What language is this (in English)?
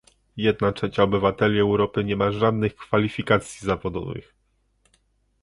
Polish